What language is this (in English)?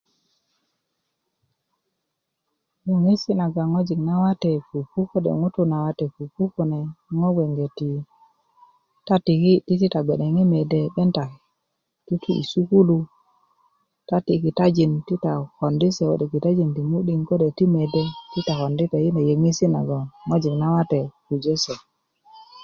Kuku